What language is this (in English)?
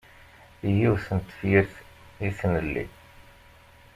Kabyle